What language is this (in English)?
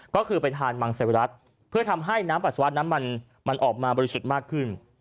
Thai